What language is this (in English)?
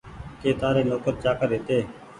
Goaria